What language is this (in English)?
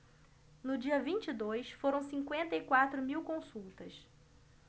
Portuguese